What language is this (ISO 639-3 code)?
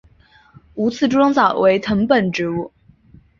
zho